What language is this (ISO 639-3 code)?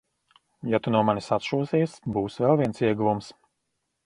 lav